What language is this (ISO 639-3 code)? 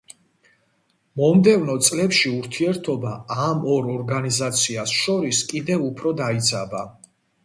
kat